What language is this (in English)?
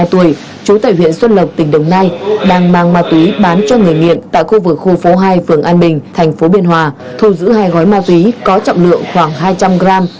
Vietnamese